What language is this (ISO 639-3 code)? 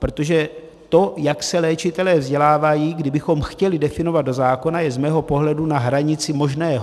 ces